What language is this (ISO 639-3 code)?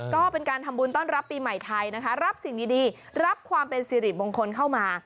tha